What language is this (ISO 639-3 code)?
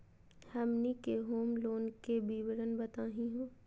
mag